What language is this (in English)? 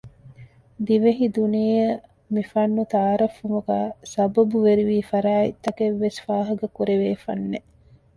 Divehi